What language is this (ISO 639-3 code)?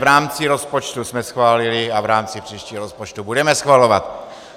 ces